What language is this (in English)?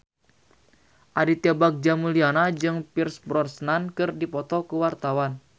Sundanese